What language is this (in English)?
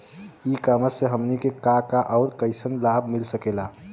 Bhojpuri